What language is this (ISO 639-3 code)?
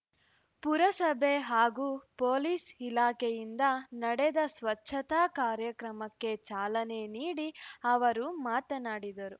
kan